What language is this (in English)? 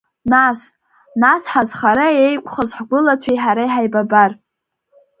Abkhazian